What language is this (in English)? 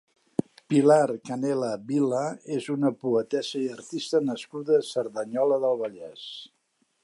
Catalan